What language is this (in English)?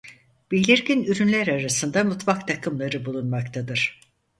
Turkish